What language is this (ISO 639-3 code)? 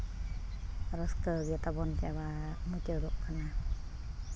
sat